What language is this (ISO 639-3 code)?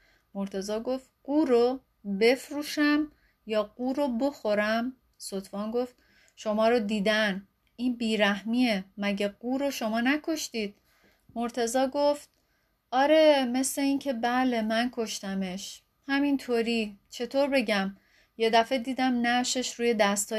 fas